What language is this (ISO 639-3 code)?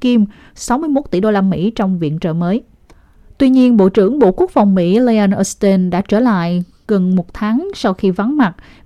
vie